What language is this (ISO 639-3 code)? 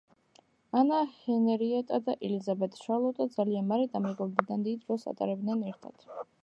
kat